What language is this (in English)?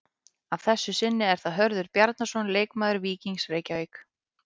Icelandic